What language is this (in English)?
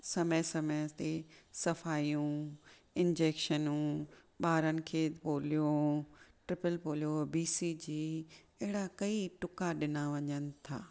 Sindhi